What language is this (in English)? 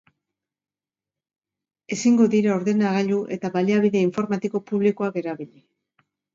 Basque